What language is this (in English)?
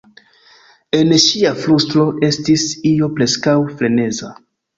Esperanto